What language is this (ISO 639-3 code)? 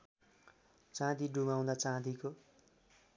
nep